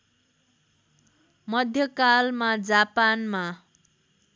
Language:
Nepali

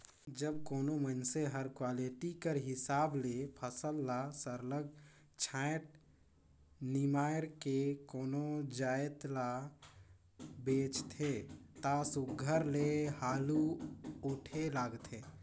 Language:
Chhattisgarhi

